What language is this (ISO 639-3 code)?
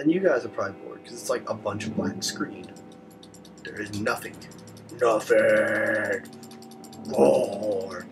eng